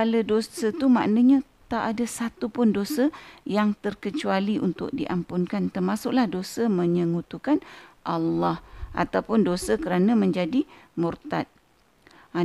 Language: Malay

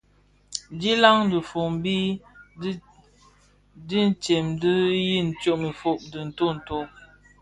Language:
Bafia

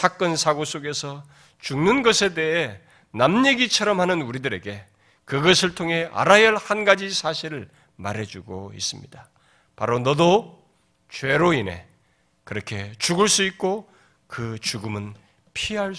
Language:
Korean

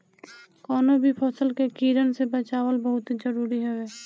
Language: Bhojpuri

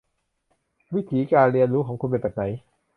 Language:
Thai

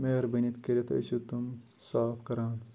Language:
Kashmiri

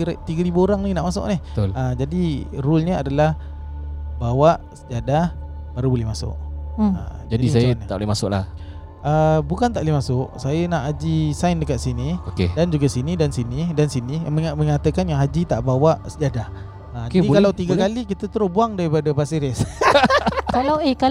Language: Malay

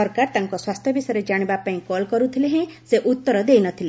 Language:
Odia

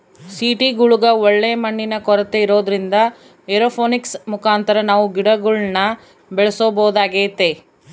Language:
Kannada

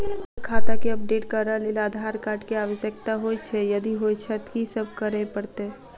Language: Maithili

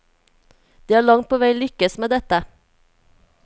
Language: Norwegian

